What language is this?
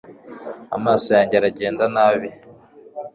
Kinyarwanda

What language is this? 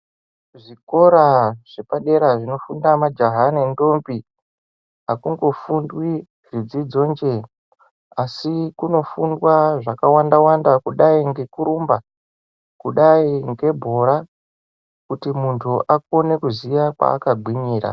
Ndau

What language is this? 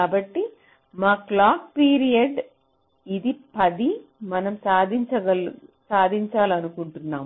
Telugu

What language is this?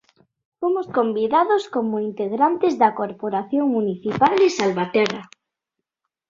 Galician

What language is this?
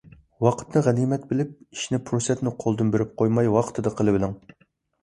Uyghur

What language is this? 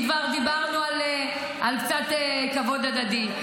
Hebrew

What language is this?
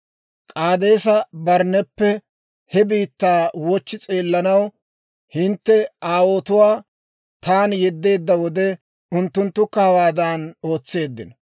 Dawro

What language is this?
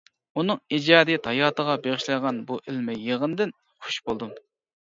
Uyghur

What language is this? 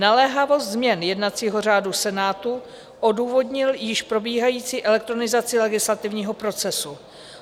Czech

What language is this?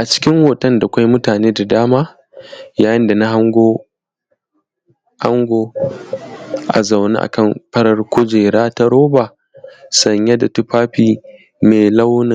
Hausa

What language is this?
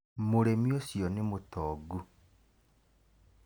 Kikuyu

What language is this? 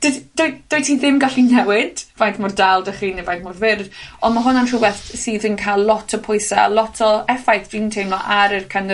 Welsh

